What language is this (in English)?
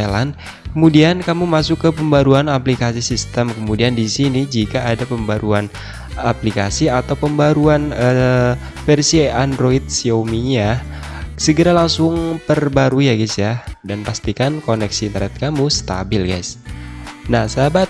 Indonesian